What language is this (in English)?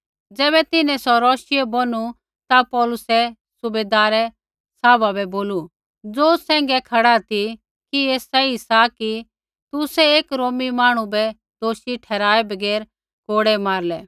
Kullu Pahari